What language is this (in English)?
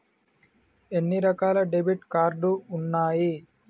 Telugu